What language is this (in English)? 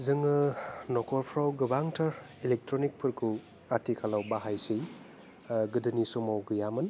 Bodo